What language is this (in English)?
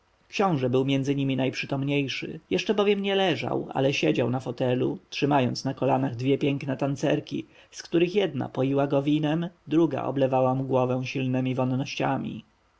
Polish